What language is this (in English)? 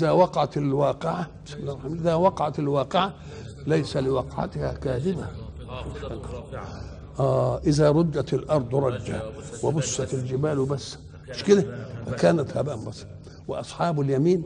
Arabic